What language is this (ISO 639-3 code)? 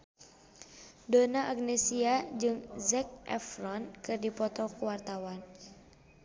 sun